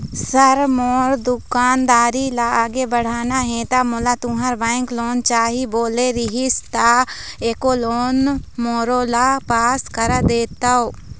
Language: Chhattisgarhi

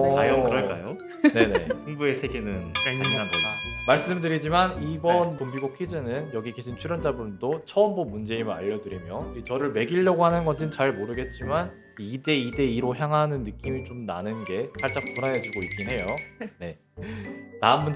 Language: Korean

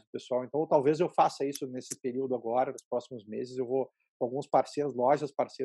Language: Portuguese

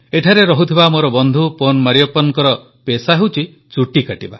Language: Odia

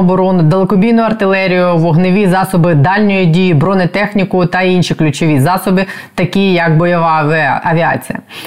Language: Ukrainian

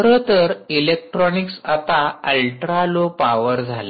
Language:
Marathi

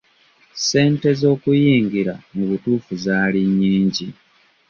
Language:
Ganda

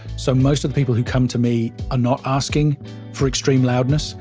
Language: English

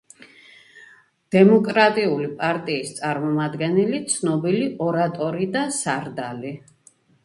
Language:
Georgian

